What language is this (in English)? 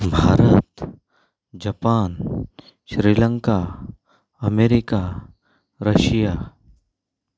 Konkani